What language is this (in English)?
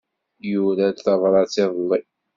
Kabyle